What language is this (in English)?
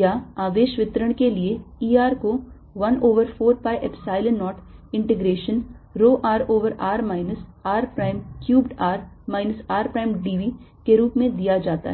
Hindi